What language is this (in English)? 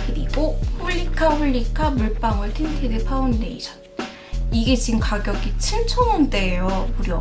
Korean